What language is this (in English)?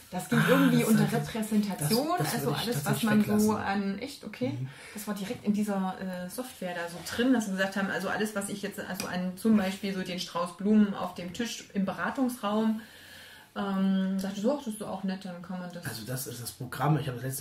German